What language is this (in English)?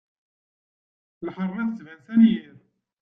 Kabyle